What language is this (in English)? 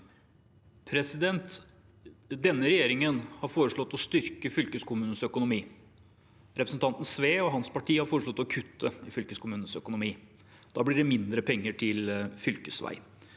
Norwegian